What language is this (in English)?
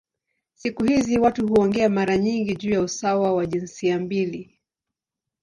Swahili